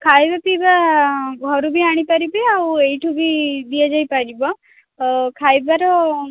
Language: Odia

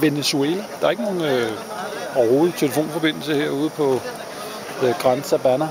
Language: Danish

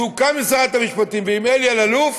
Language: Hebrew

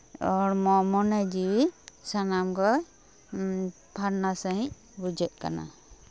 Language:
Santali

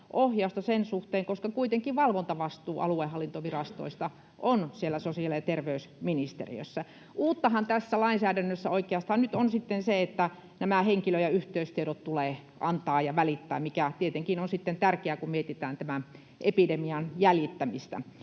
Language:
Finnish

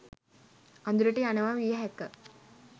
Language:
Sinhala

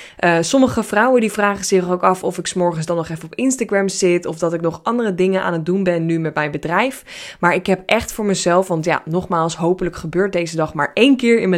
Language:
Dutch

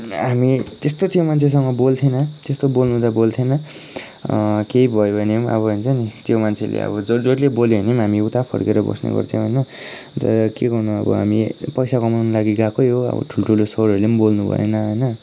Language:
Nepali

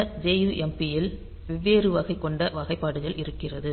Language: Tamil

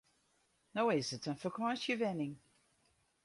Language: Western Frisian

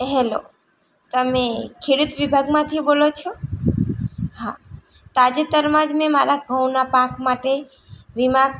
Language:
Gujarati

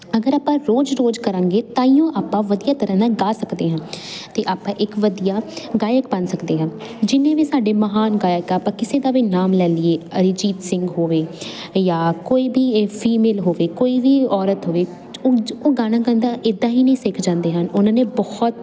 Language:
Punjabi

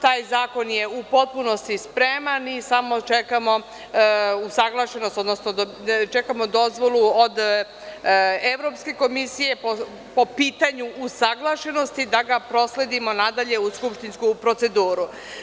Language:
Serbian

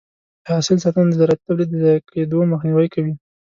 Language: Pashto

